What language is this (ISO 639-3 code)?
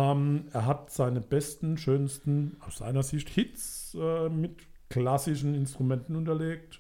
deu